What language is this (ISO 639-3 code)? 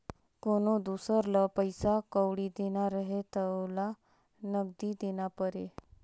hne